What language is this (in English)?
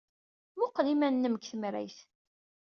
Kabyle